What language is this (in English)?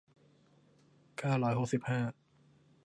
Thai